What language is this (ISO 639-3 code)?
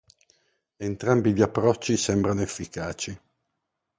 ita